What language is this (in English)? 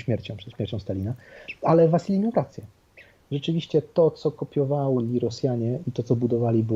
Polish